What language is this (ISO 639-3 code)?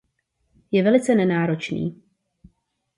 ces